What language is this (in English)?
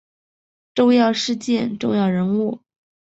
Chinese